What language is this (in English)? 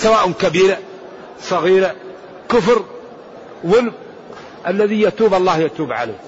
Arabic